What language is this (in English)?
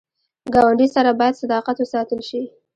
Pashto